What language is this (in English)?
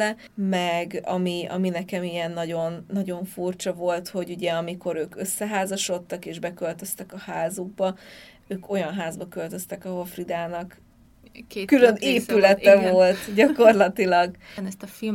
Hungarian